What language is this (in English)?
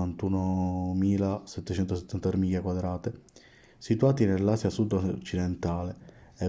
Italian